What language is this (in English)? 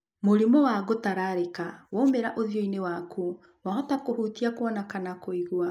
Kikuyu